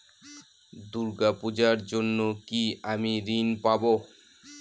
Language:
Bangla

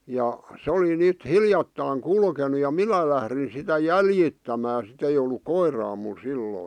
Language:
Finnish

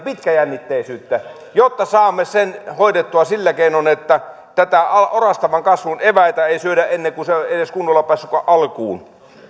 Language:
Finnish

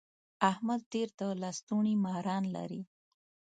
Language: Pashto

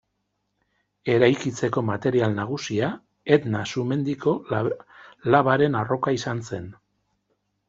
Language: Basque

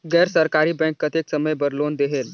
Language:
Chhattisgarhi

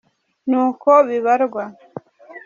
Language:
Kinyarwanda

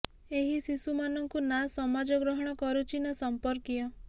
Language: Odia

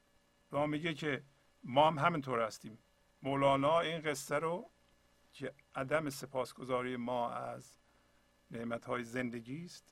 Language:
Persian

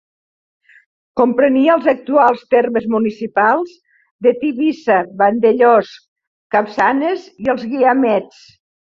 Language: Catalan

